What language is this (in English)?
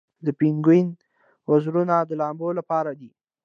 Pashto